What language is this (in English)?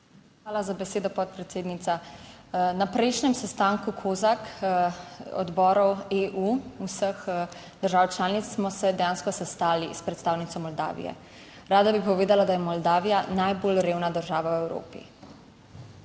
Slovenian